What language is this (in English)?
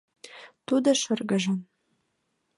Mari